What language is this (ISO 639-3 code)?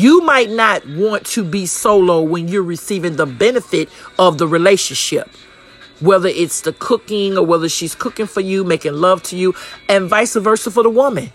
eng